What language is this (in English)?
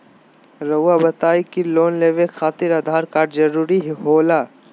Magahi